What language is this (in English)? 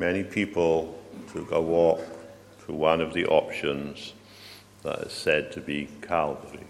English